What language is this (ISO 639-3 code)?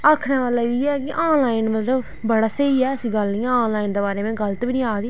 doi